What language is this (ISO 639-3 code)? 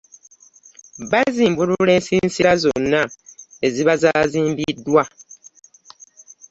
lug